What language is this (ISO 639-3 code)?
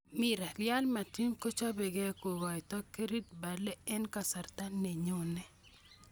kln